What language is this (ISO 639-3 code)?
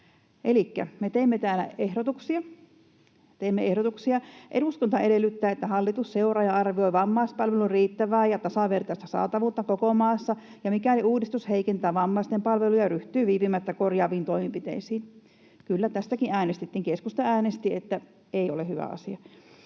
fin